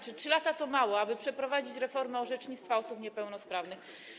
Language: Polish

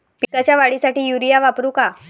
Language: Marathi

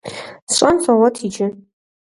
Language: Kabardian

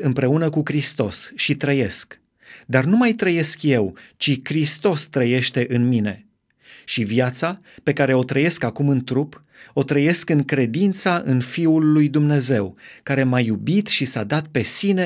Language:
Romanian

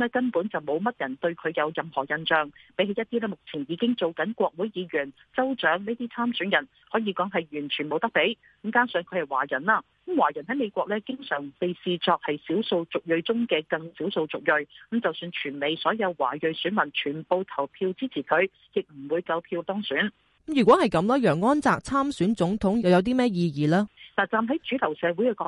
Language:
Chinese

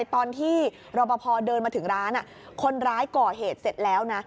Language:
Thai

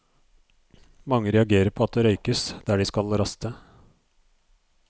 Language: Norwegian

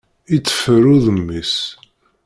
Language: Kabyle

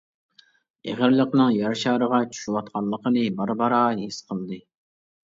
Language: Uyghur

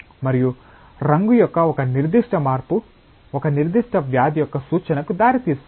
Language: Telugu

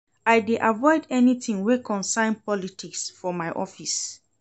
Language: Nigerian Pidgin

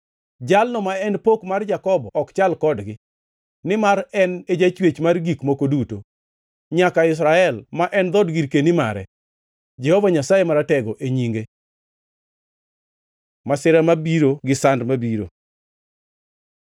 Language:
Luo (Kenya and Tanzania)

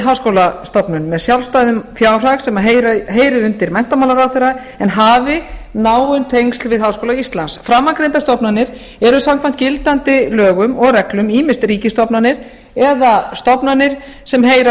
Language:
Icelandic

